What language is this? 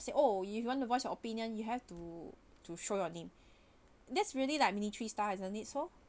English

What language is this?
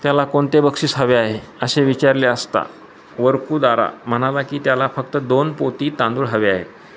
Marathi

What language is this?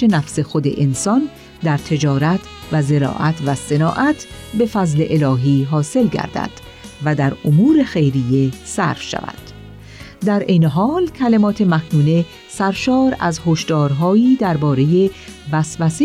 Persian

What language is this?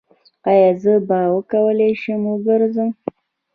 Pashto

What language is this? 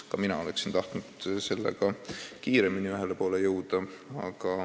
Estonian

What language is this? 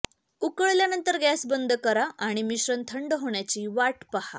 Marathi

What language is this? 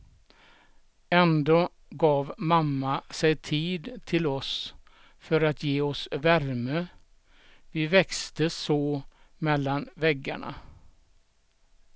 Swedish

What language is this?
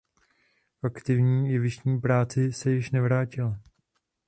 Czech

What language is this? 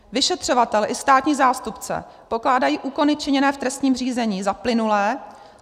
Czech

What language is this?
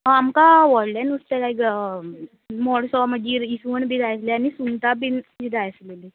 Konkani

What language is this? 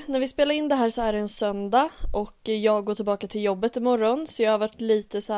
Swedish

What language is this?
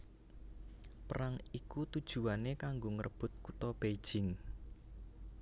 Javanese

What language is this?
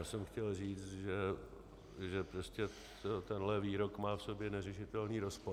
Czech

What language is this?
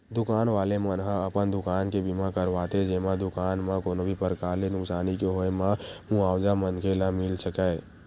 Chhattisgarhi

